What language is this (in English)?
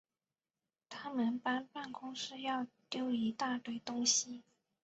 Chinese